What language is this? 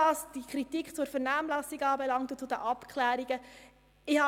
Swiss German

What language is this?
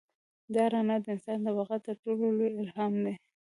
Pashto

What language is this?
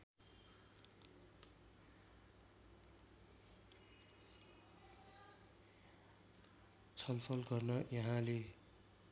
Nepali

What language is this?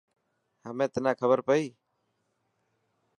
Dhatki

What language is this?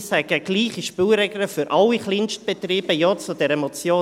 Swiss German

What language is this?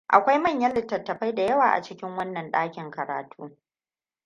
Hausa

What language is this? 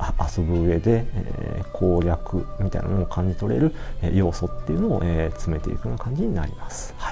Japanese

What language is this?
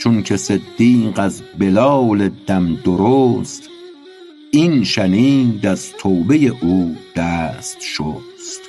Persian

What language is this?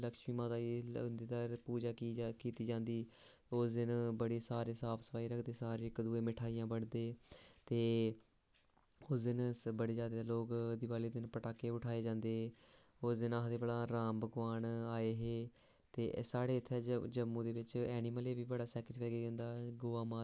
Dogri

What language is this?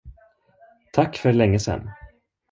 Swedish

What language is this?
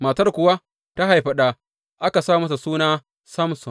Hausa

